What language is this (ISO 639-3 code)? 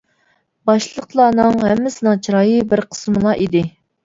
uig